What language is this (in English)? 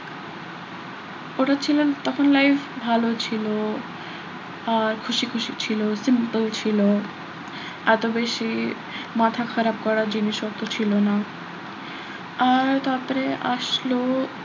Bangla